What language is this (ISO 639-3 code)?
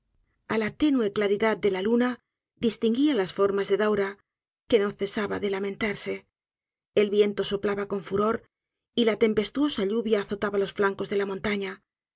spa